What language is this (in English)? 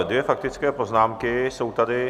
Czech